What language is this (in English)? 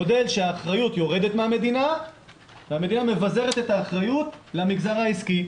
Hebrew